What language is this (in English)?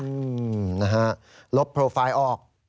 Thai